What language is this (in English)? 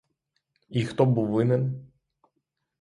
Ukrainian